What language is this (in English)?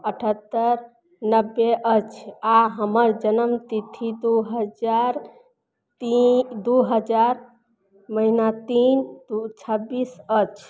Maithili